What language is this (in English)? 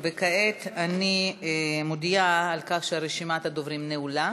Hebrew